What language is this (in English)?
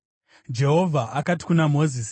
Shona